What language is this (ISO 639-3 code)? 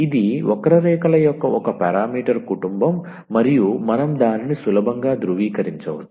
tel